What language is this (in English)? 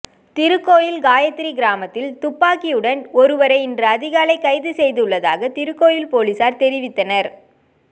Tamil